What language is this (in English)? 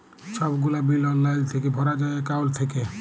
Bangla